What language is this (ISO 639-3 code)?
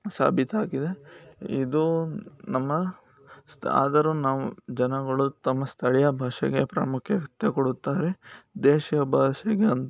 kan